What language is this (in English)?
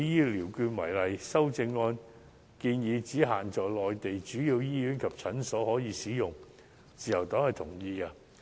Cantonese